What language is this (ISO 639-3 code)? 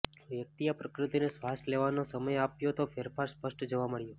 guj